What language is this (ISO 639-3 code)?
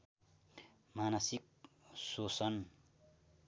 nep